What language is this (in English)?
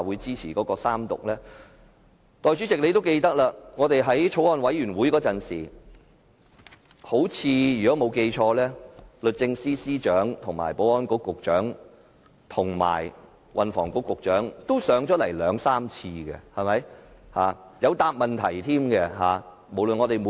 Cantonese